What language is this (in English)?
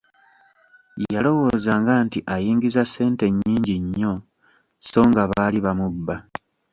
Ganda